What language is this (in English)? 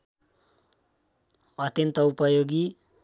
Nepali